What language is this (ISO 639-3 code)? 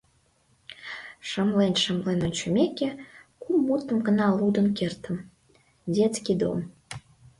chm